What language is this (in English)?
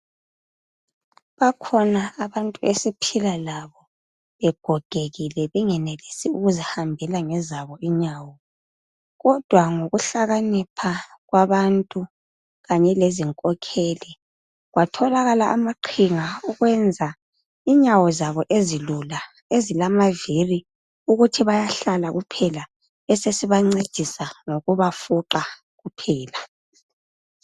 North Ndebele